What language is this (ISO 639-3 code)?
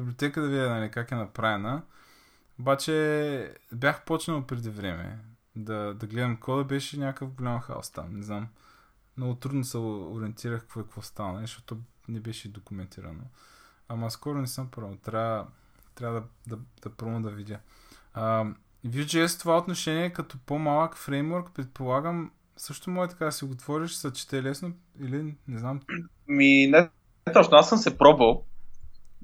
bul